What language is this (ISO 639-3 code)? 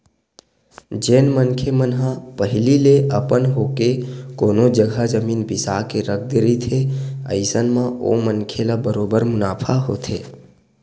hne